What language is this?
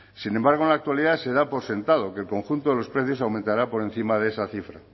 Spanish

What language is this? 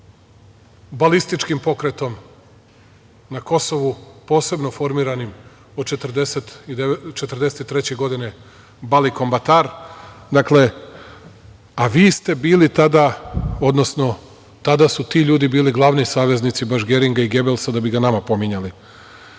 Serbian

